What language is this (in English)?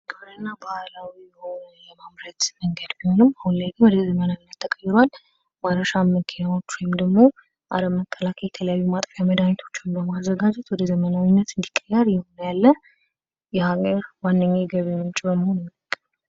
Amharic